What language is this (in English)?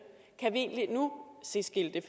Danish